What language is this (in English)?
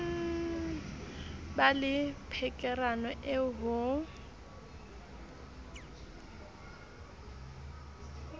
Southern Sotho